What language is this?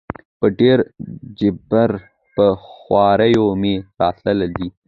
Pashto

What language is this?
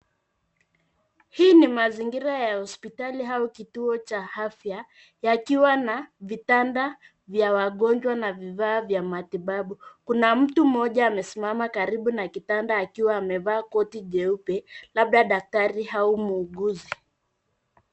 Swahili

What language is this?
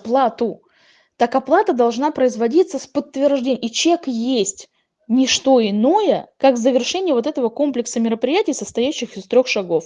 Russian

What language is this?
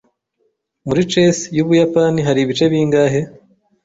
Kinyarwanda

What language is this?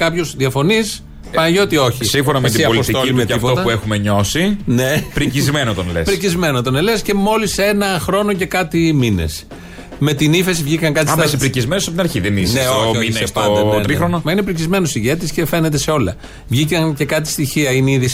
Greek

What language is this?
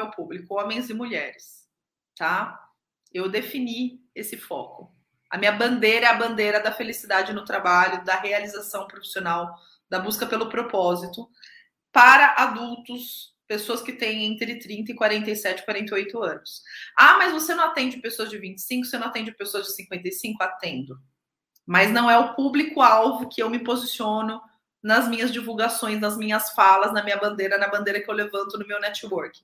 Portuguese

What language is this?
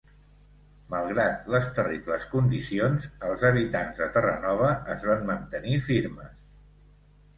Catalan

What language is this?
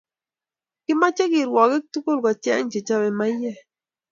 Kalenjin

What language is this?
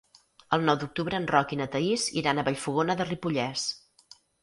Catalan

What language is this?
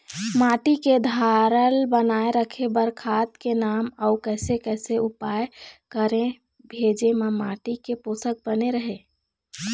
Chhattisgarhi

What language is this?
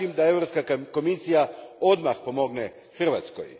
Croatian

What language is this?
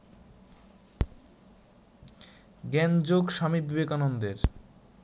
Bangla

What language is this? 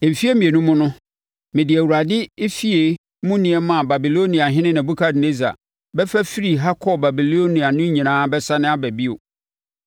Akan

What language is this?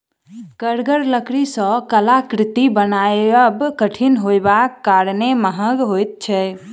Maithili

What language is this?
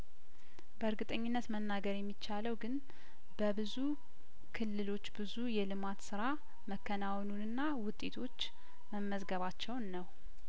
Amharic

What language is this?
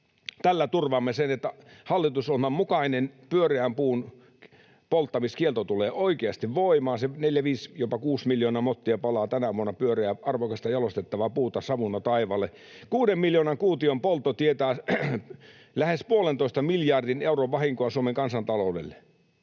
Finnish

